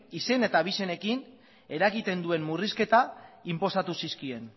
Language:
Basque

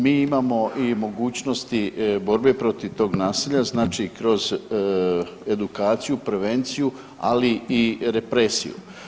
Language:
Croatian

